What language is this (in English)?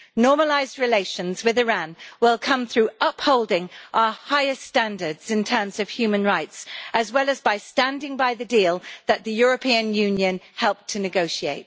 English